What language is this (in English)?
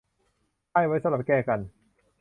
Thai